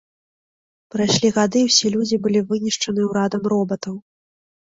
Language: Belarusian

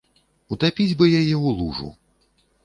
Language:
Belarusian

